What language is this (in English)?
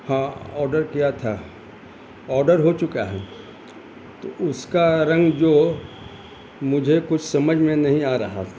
Urdu